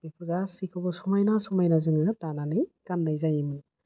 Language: Bodo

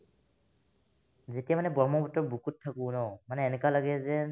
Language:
Assamese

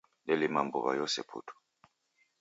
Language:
Taita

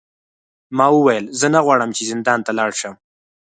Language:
Pashto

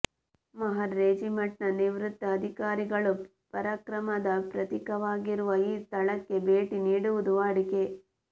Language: Kannada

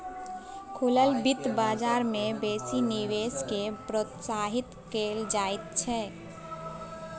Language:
Maithili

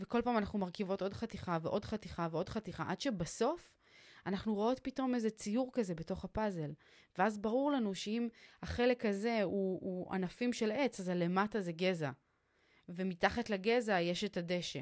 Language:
Hebrew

